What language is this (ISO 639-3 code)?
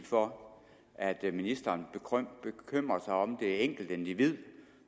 dan